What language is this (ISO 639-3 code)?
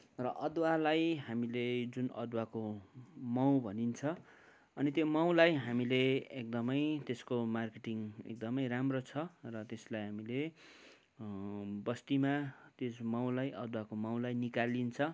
nep